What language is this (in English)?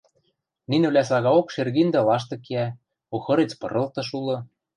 Western Mari